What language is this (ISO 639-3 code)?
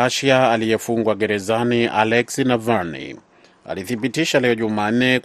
swa